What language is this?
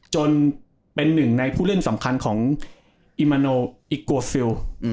Thai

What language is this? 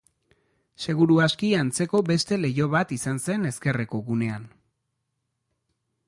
Basque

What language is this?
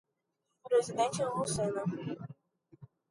Portuguese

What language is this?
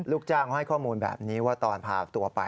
Thai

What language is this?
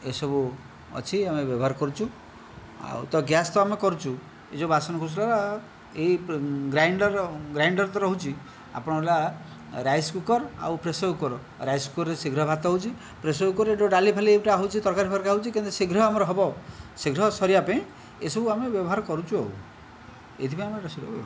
Odia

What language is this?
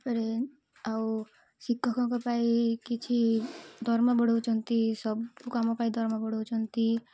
Odia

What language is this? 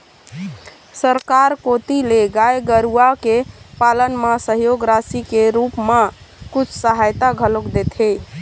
Chhattisgarhi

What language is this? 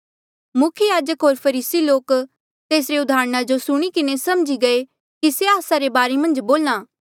Mandeali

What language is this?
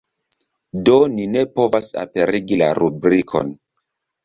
Esperanto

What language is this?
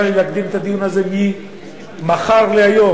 Hebrew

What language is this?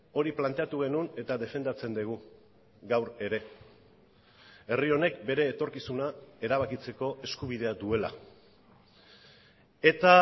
Basque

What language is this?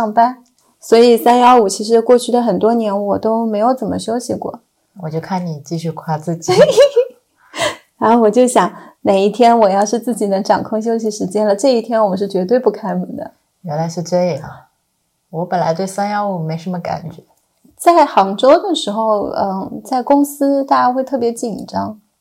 Chinese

